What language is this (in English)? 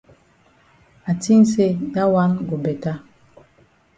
Cameroon Pidgin